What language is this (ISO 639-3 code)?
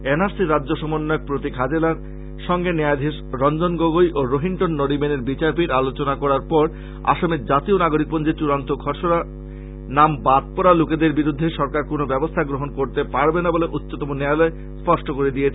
ben